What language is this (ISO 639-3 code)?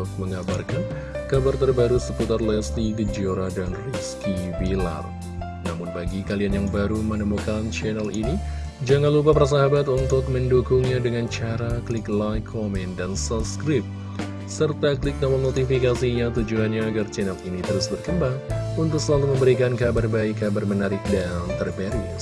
ind